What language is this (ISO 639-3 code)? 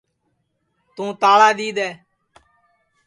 ssi